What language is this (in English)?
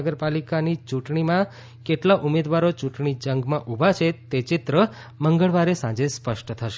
Gujarati